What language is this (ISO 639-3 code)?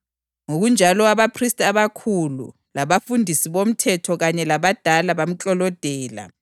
nde